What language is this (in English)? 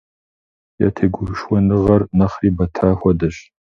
Kabardian